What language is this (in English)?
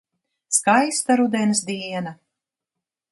Latvian